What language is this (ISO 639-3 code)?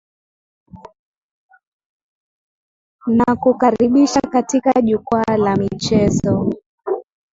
swa